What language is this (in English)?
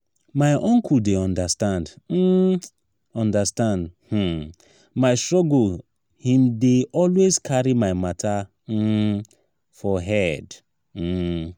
Nigerian Pidgin